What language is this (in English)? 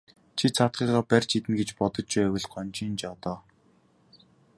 Mongolian